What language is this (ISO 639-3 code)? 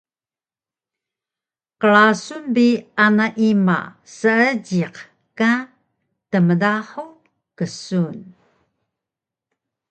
trv